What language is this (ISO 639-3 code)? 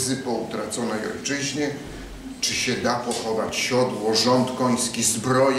pol